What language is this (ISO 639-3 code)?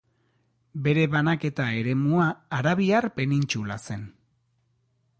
eus